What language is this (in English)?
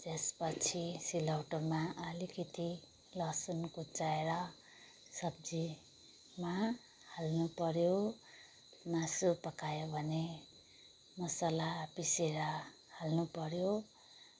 Nepali